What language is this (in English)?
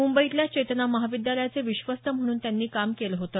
Marathi